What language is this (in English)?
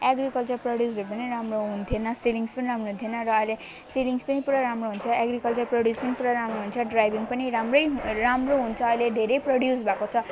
Nepali